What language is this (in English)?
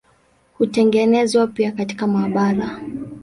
Swahili